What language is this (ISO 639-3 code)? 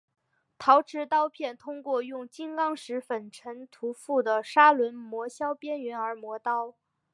zho